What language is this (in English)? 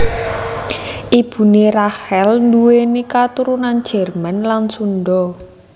Javanese